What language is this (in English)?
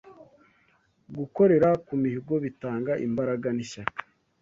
Kinyarwanda